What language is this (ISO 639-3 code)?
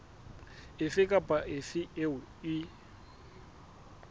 sot